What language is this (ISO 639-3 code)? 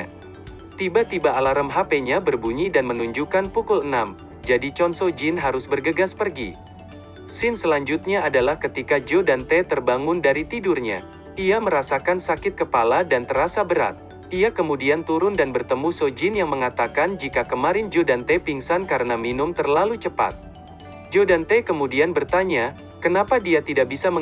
ind